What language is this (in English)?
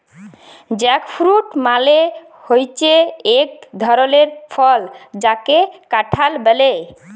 Bangla